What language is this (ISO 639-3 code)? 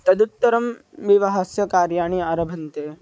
san